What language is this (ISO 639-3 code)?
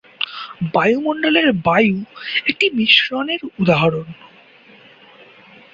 ben